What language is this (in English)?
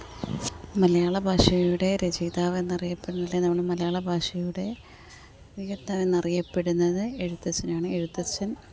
Malayalam